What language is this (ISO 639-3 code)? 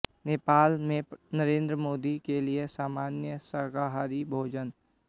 hin